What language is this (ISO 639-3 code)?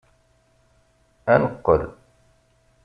kab